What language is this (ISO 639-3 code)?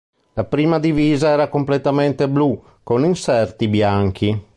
ita